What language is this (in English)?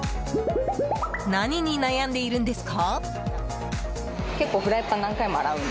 Japanese